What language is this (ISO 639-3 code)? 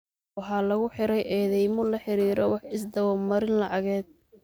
som